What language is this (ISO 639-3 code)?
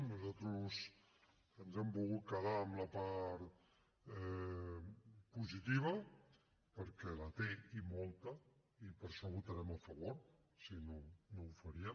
cat